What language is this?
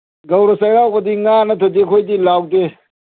Manipuri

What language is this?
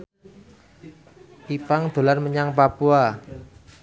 Javanese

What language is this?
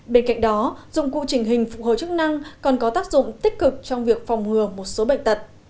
Vietnamese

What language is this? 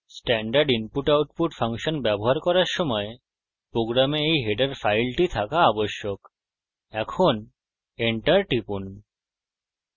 Bangla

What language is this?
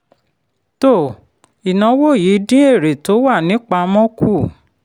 Yoruba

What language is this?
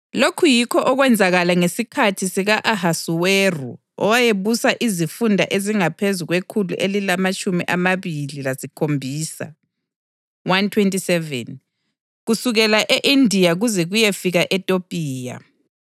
North Ndebele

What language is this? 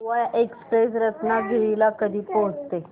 Marathi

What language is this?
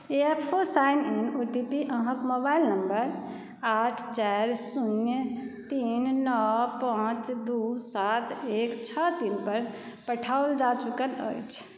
Maithili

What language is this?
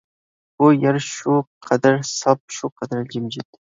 Uyghur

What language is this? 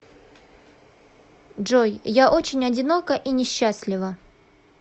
Russian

